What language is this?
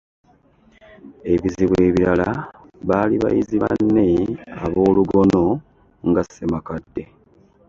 Ganda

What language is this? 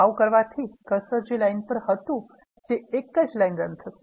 Gujarati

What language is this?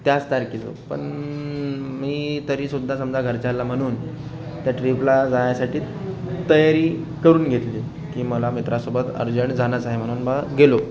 Marathi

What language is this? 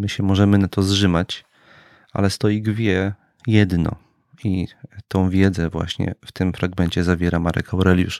Polish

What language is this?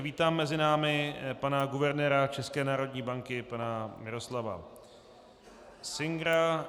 Czech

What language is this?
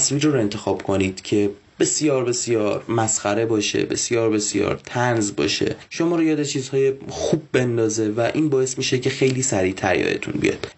Persian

